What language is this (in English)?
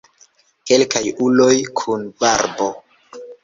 Esperanto